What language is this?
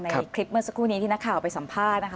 Thai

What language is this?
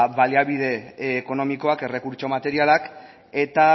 Basque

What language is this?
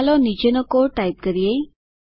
Gujarati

